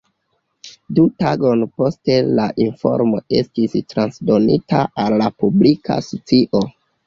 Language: Esperanto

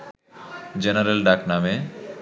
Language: Bangla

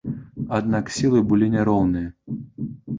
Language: Belarusian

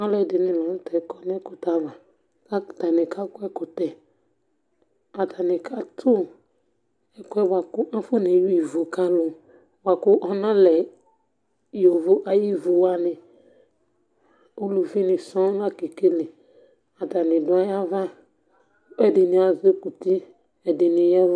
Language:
Ikposo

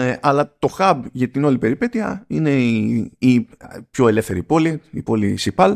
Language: Greek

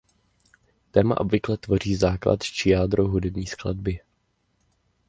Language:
Czech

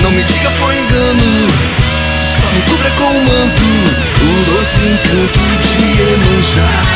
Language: Portuguese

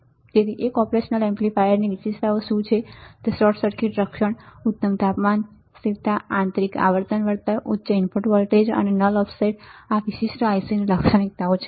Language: Gujarati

